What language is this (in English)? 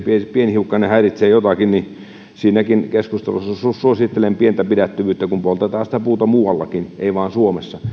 Finnish